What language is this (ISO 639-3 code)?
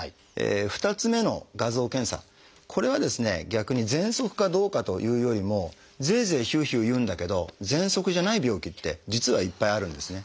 jpn